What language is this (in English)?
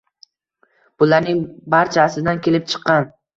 Uzbek